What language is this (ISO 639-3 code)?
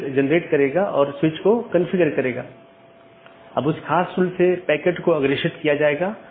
hin